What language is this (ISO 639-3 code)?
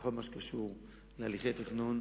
heb